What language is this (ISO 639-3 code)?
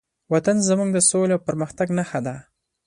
pus